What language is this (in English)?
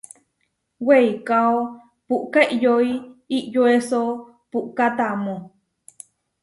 Huarijio